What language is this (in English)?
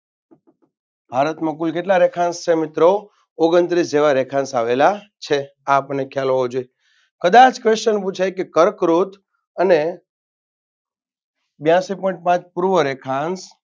Gujarati